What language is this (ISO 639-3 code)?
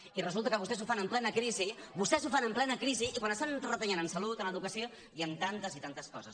cat